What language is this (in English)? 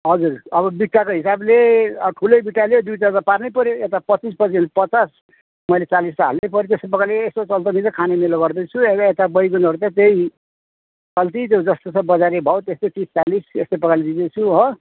Nepali